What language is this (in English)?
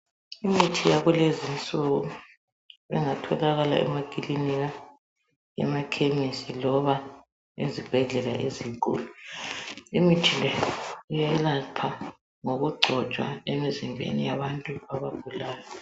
North Ndebele